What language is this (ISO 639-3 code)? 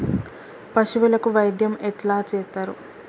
tel